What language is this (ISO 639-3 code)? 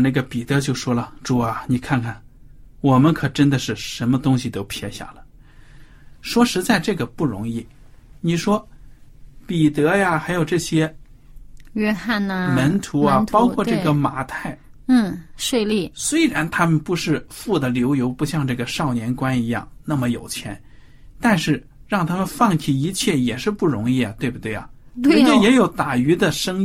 zho